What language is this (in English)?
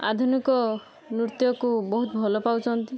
Odia